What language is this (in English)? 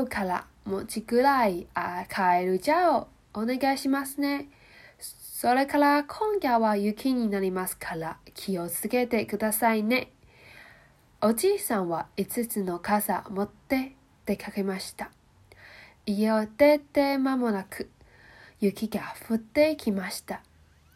Japanese